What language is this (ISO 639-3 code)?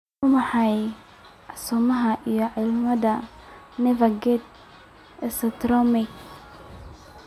som